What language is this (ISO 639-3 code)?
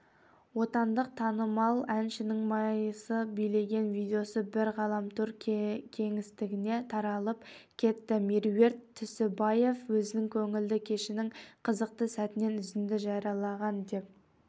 kaz